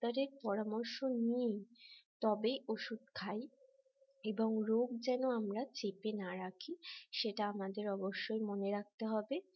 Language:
Bangla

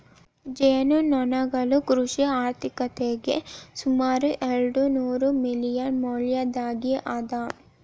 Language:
Kannada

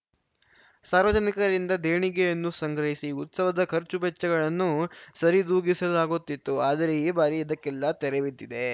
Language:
Kannada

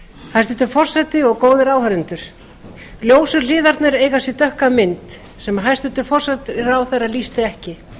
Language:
Icelandic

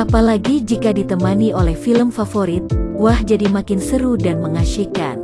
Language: Indonesian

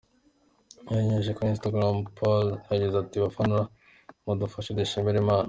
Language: Kinyarwanda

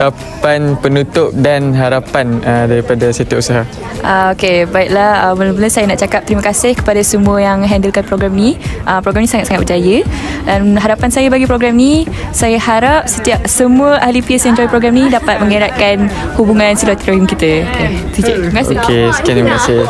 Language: Malay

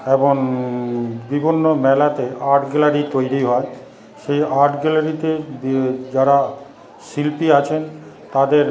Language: Bangla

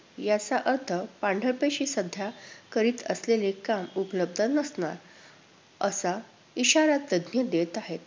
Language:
Marathi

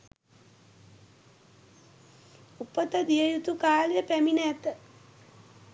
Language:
Sinhala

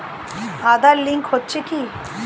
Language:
Bangla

